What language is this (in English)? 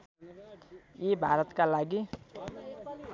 Nepali